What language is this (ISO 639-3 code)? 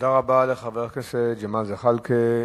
heb